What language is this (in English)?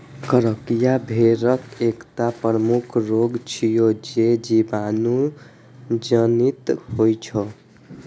Maithili